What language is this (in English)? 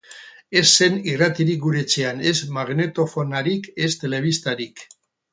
Basque